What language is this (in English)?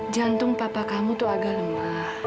Indonesian